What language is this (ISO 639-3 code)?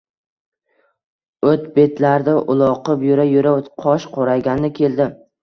uzb